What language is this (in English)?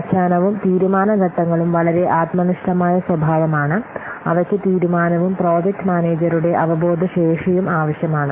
Malayalam